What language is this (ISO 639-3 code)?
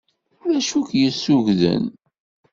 kab